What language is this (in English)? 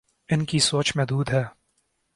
Urdu